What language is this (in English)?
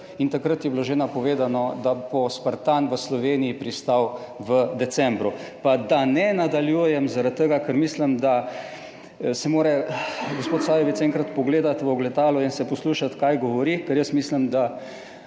Slovenian